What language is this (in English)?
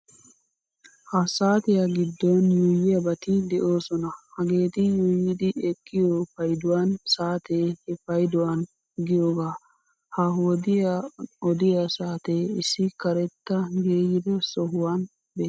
Wolaytta